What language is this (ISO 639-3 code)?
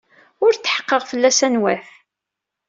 kab